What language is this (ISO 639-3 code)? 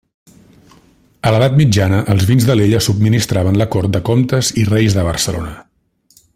cat